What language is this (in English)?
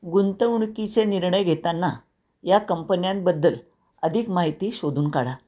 Marathi